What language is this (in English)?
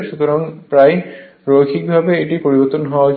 Bangla